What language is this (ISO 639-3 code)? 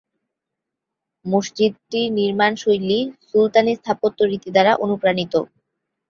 ben